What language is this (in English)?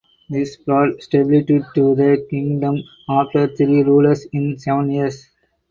English